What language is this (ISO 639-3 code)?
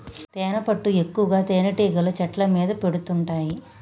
tel